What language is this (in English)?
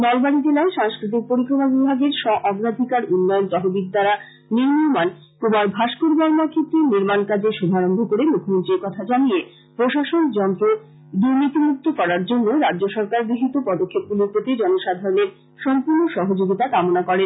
Bangla